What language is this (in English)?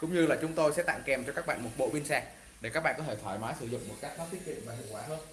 Vietnamese